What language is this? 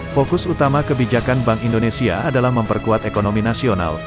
Indonesian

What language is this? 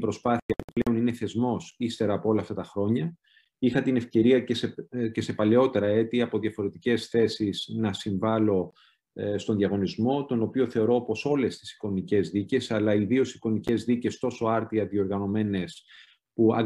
Greek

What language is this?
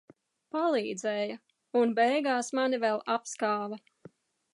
Latvian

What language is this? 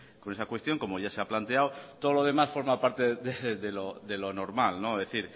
Spanish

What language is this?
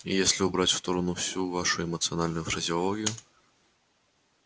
Russian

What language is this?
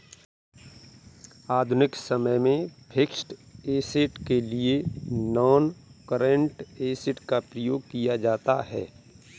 Hindi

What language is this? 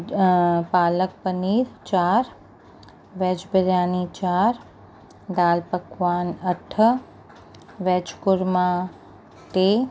Sindhi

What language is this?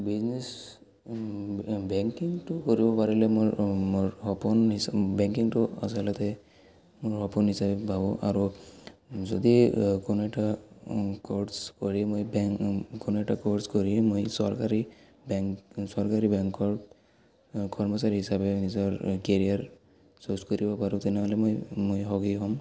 Assamese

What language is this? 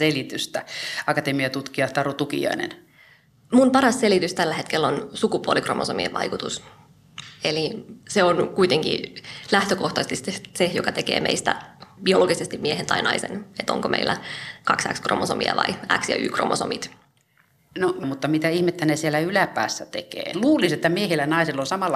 Finnish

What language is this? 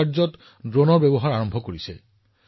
Assamese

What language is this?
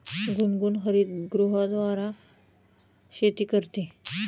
Marathi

